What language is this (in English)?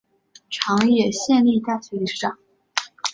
Chinese